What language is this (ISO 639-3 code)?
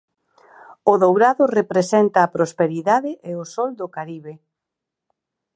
glg